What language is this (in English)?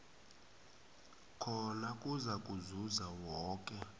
South Ndebele